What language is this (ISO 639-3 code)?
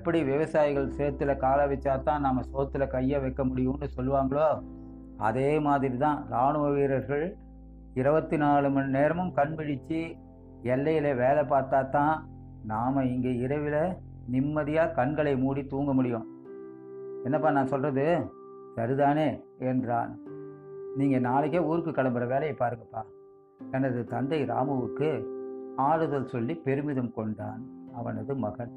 tam